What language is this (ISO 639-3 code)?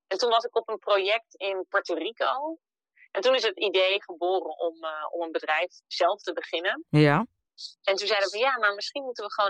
nld